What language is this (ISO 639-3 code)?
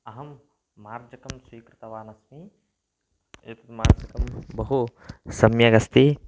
san